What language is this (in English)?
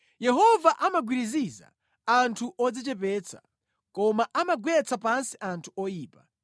Nyanja